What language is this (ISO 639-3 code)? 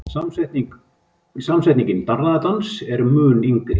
isl